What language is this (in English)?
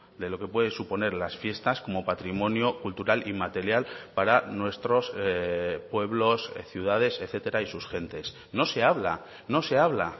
Spanish